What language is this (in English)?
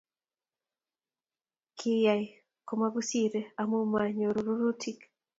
Kalenjin